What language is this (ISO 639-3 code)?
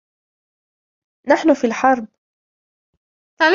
ara